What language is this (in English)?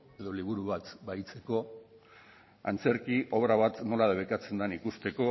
Basque